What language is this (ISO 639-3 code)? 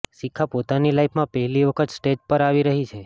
guj